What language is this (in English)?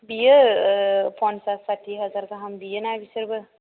Bodo